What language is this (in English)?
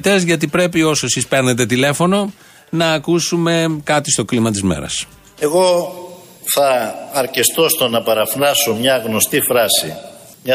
Greek